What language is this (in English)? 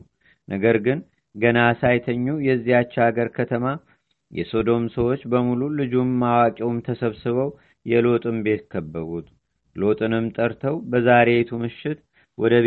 Amharic